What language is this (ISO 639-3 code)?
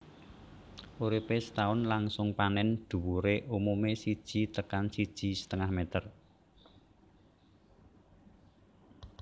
jav